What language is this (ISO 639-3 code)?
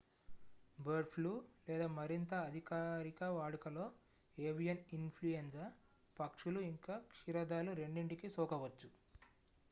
tel